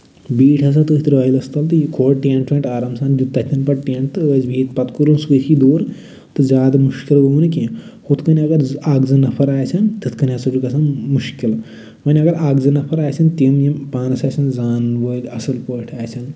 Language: Kashmiri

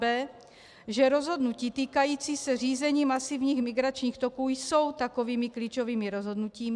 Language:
Czech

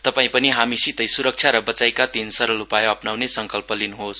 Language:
Nepali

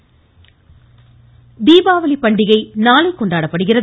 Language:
Tamil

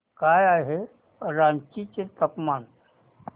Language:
Marathi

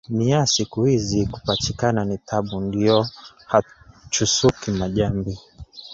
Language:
Swahili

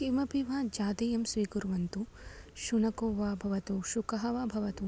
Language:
Sanskrit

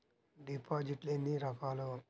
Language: Telugu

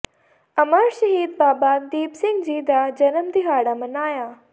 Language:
Punjabi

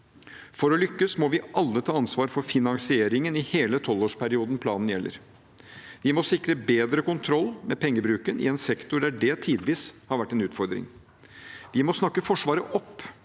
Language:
Norwegian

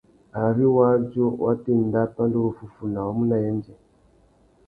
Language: Tuki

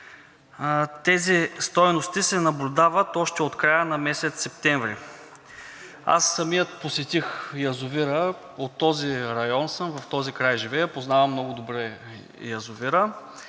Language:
Bulgarian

